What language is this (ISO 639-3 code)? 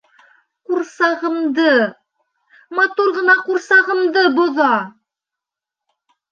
bak